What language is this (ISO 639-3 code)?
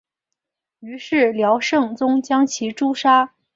zho